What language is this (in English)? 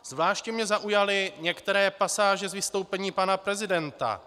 Czech